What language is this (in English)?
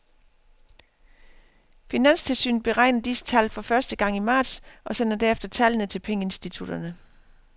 Danish